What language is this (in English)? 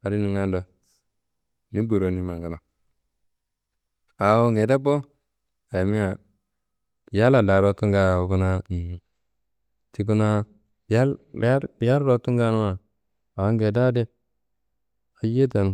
Kanembu